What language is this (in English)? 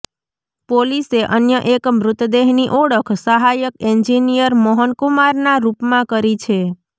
Gujarati